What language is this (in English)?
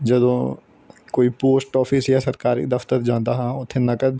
Punjabi